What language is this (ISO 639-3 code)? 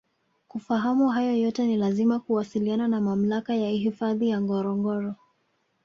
swa